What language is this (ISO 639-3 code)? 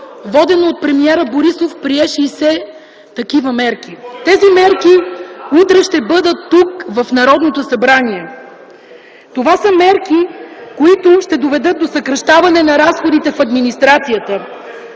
bul